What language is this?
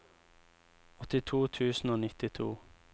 Norwegian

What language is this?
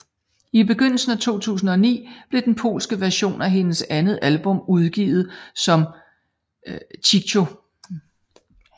Danish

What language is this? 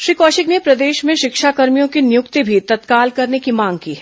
Hindi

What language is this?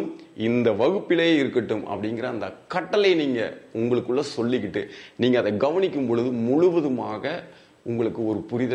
Tamil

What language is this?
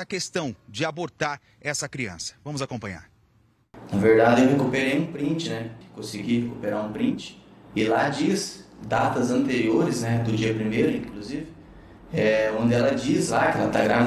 Portuguese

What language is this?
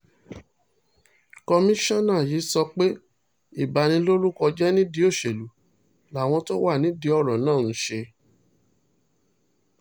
Yoruba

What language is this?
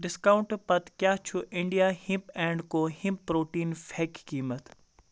Kashmiri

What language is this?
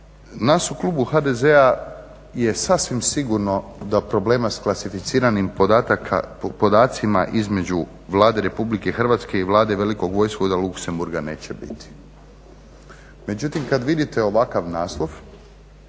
Croatian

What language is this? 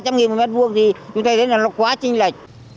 Vietnamese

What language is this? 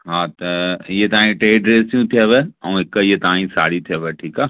Sindhi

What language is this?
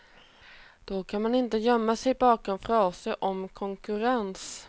Swedish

